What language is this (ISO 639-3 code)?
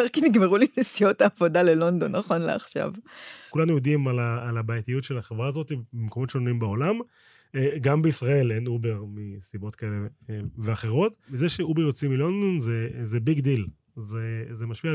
heb